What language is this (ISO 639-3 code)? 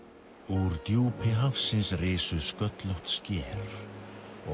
isl